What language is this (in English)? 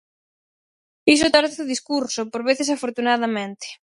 Galician